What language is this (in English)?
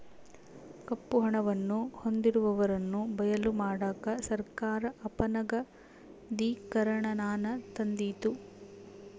Kannada